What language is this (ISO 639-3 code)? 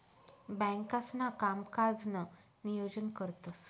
mar